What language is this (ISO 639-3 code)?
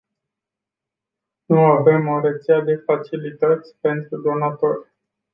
ron